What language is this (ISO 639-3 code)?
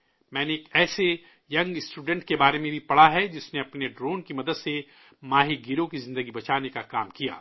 urd